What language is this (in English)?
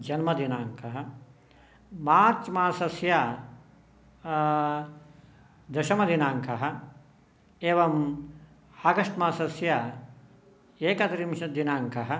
Sanskrit